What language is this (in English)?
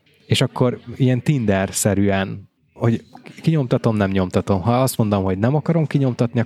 Hungarian